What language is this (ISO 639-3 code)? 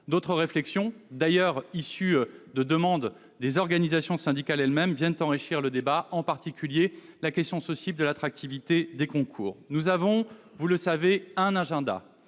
fra